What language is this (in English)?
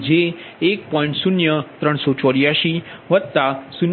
Gujarati